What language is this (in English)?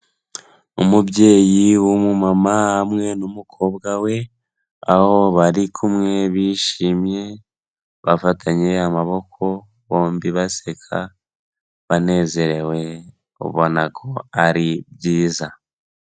Kinyarwanda